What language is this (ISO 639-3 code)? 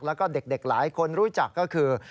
tha